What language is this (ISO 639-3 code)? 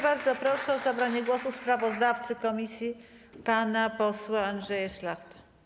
pol